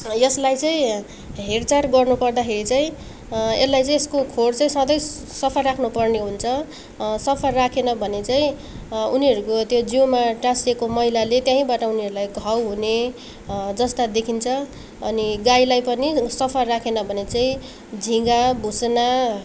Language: Nepali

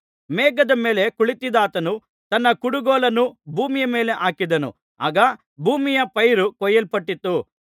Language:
Kannada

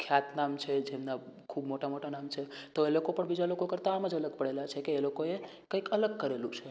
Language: Gujarati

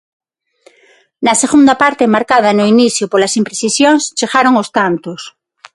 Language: Galician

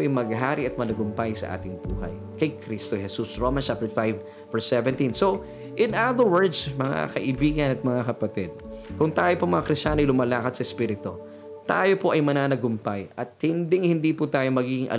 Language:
Filipino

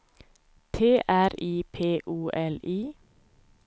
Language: Swedish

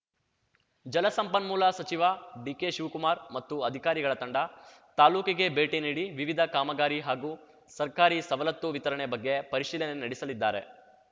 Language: Kannada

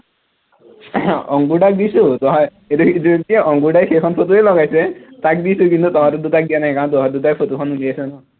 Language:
Assamese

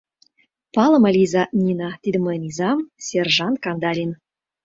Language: Mari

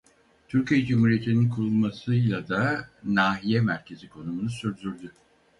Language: Turkish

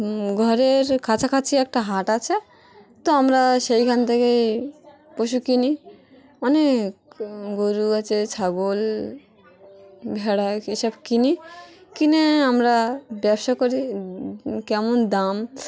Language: Bangla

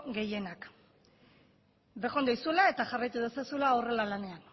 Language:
Basque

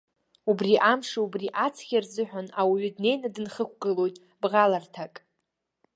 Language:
Abkhazian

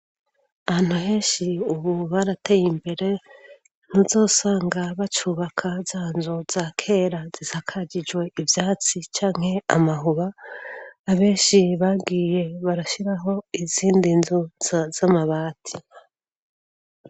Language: Rundi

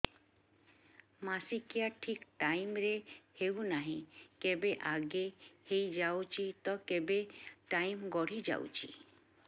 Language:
Odia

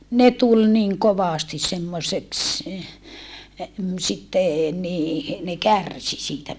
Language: Finnish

